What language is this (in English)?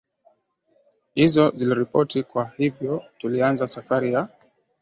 Swahili